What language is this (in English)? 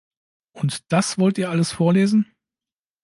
German